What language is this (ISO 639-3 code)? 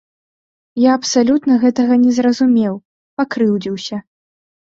bel